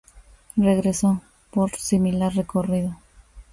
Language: Spanish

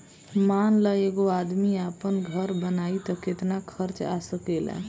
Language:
Bhojpuri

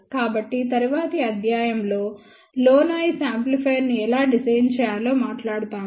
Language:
Telugu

